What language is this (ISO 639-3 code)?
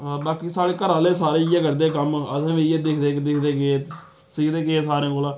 doi